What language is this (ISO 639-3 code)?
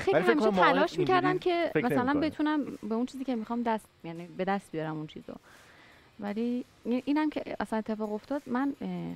fas